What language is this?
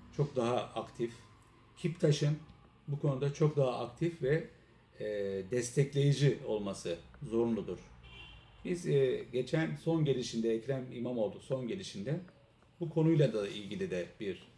Turkish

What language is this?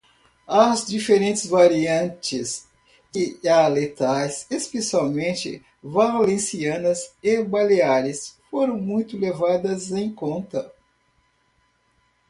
Portuguese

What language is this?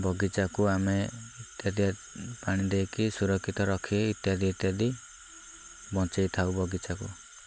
Odia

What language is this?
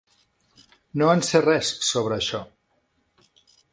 Catalan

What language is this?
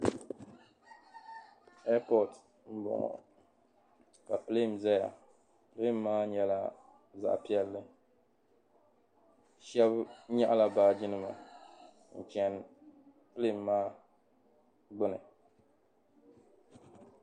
Dagbani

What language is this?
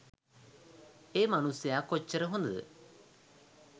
Sinhala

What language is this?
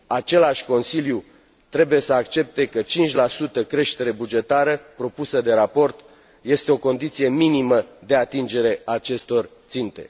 Romanian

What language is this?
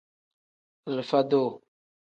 Tem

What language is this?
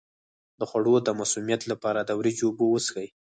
Pashto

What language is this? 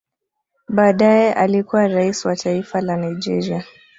Swahili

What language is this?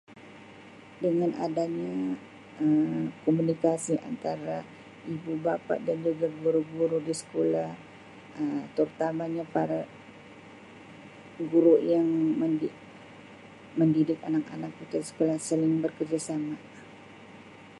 Sabah Malay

